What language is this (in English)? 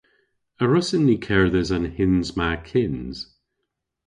Cornish